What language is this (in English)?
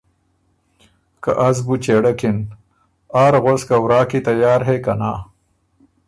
Ormuri